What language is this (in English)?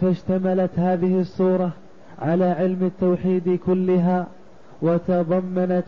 Arabic